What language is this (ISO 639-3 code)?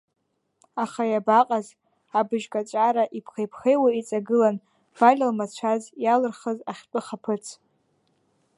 abk